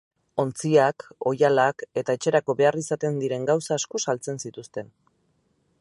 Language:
Basque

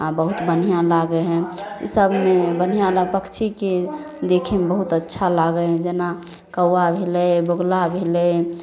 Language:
Maithili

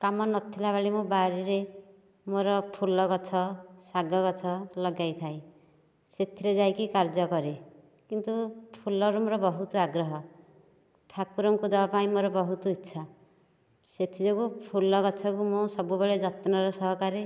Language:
Odia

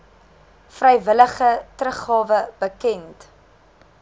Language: Afrikaans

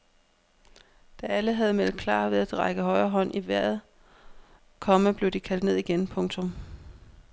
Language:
Danish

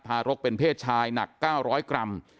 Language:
Thai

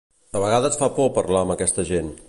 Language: Catalan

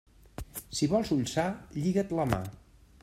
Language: Catalan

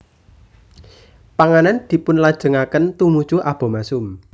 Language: Javanese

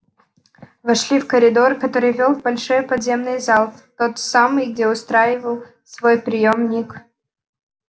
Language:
Russian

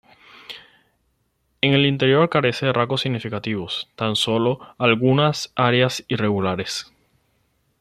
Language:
Spanish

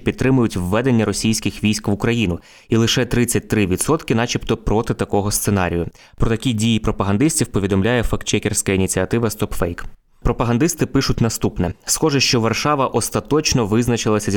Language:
Ukrainian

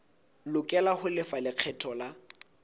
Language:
Southern Sotho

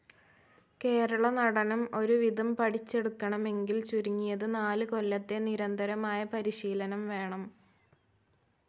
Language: Malayalam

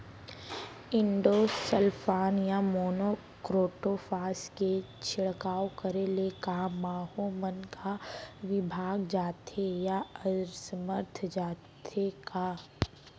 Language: Chhattisgarhi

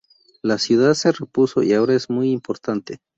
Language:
Spanish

